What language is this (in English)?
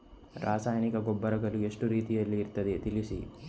Kannada